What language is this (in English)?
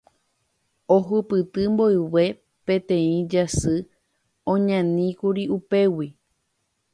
Guarani